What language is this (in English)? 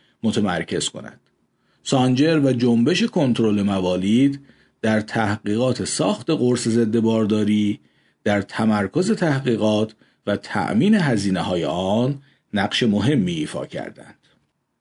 Persian